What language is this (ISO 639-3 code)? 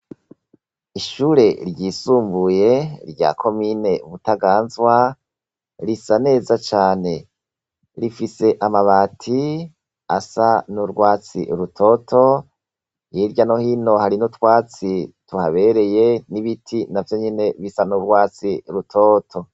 run